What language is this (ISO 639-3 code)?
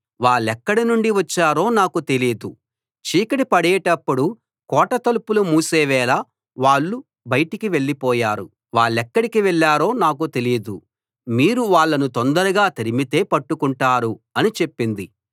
tel